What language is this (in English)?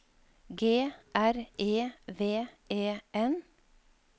Norwegian